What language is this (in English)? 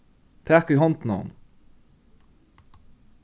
Faroese